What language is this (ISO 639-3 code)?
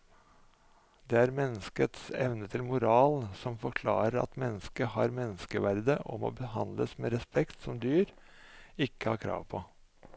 nor